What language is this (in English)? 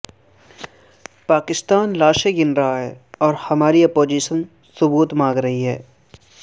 Urdu